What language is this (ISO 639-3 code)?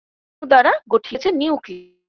ben